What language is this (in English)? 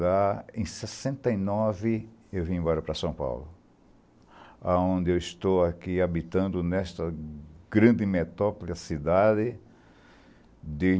Portuguese